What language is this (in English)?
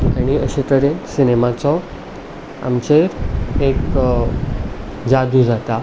Konkani